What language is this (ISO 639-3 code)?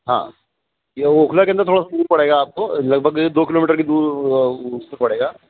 urd